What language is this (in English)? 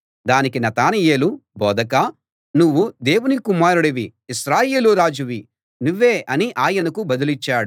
Telugu